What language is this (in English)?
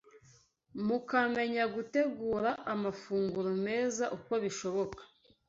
Kinyarwanda